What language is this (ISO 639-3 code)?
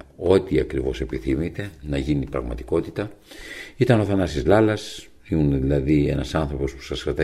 ell